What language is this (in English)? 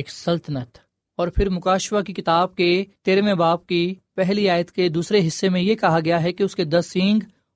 Urdu